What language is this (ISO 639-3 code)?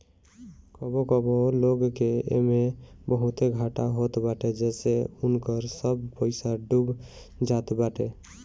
bho